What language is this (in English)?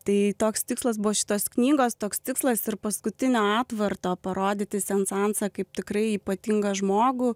Lithuanian